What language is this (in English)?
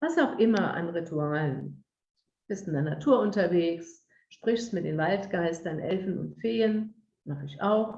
German